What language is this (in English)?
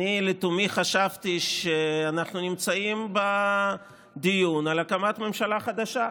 Hebrew